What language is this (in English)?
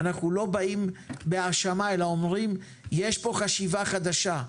Hebrew